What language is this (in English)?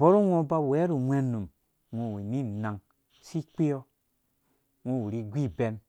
Dũya